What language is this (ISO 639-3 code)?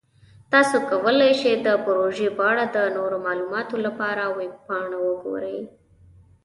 pus